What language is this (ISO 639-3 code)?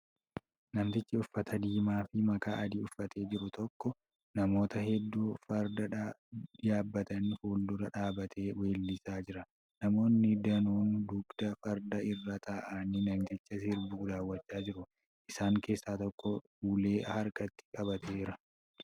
orm